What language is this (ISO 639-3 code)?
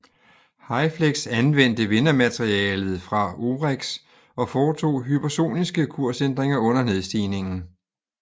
dan